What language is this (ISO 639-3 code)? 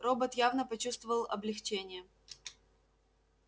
rus